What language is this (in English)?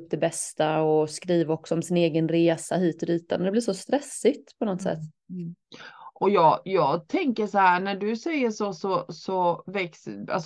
Swedish